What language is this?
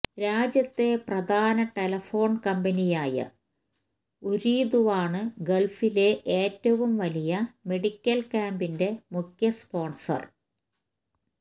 Malayalam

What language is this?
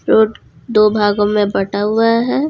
Hindi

